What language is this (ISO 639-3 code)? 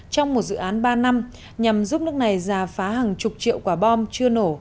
vie